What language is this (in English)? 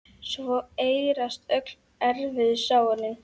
Icelandic